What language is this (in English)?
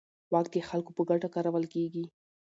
Pashto